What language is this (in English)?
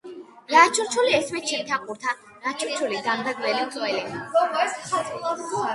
Georgian